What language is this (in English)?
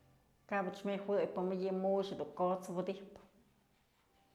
Mazatlán Mixe